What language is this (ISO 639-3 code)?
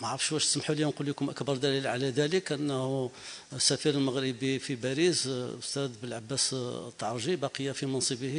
ara